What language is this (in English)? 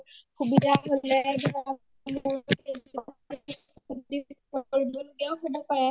Assamese